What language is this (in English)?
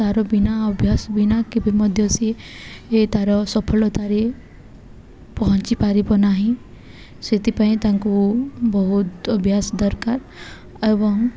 Odia